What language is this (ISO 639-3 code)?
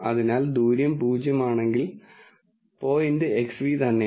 mal